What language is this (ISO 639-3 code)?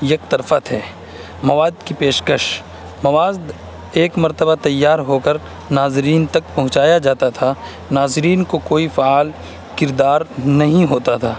urd